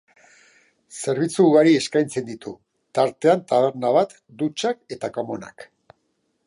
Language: Basque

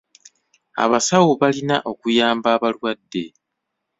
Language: Ganda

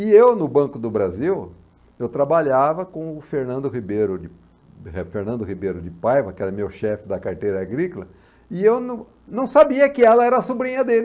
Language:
Portuguese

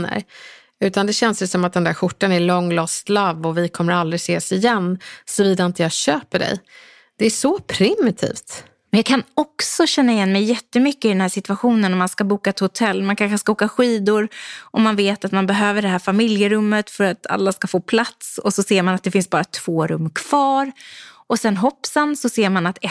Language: Swedish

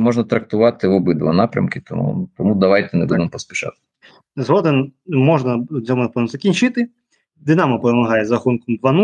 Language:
Ukrainian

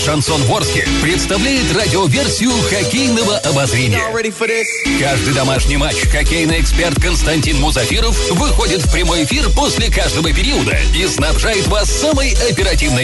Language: Russian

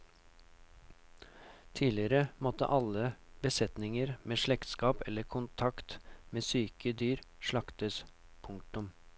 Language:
Norwegian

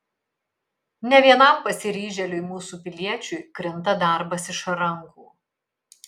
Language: Lithuanian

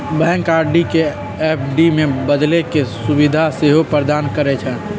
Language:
Magahi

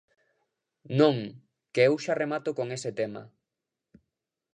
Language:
Galician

